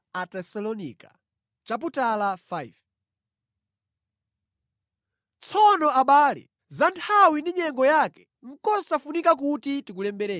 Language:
Nyanja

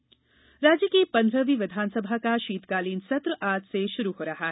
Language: Hindi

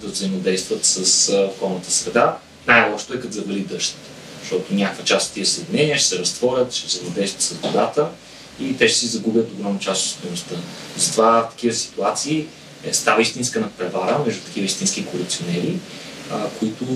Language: Bulgarian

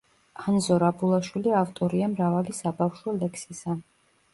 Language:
Georgian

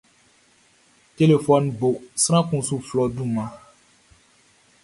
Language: Baoulé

